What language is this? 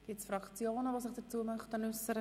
Swiss German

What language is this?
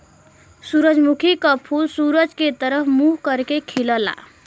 Bhojpuri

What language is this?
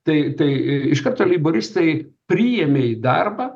Lithuanian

